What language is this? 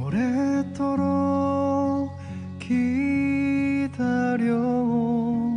Korean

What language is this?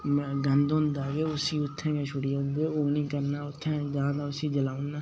Dogri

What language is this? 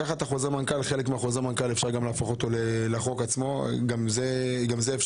Hebrew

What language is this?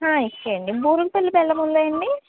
Telugu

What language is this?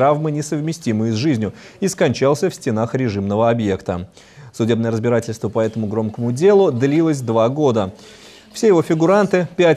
Russian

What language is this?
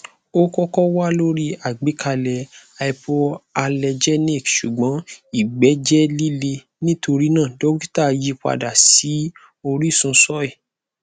Yoruba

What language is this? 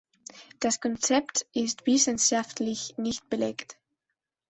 German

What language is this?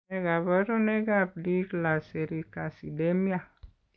Kalenjin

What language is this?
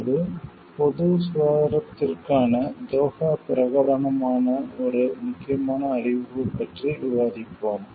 Tamil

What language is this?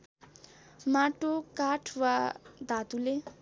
Nepali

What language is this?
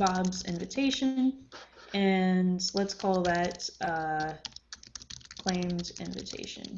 English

